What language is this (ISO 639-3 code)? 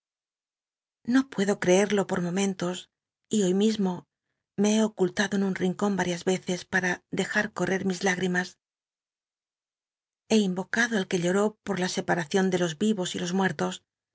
spa